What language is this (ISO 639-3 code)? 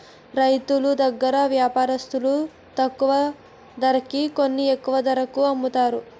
tel